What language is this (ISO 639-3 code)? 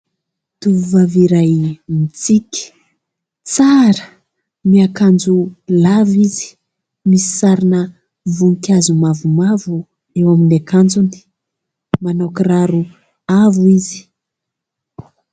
mlg